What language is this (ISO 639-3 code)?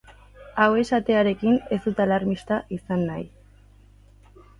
eus